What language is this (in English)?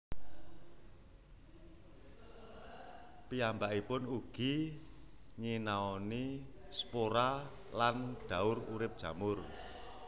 Javanese